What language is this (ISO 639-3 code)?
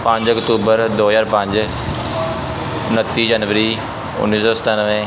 pan